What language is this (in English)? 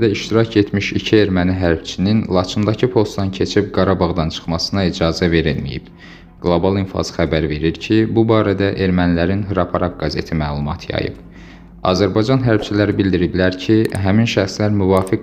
Turkish